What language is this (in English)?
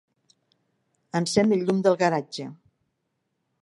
Catalan